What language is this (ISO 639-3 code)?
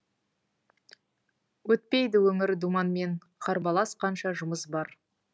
kaz